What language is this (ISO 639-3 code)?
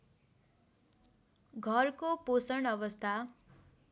nep